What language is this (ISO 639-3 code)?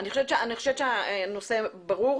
heb